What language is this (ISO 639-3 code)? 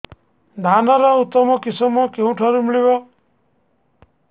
ori